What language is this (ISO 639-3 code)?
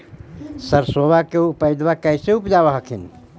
mag